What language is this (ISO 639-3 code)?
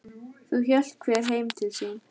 isl